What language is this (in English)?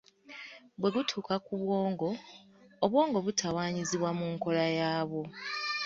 Ganda